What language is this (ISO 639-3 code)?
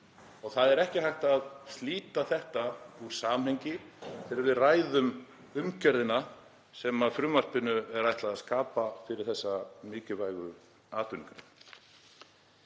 isl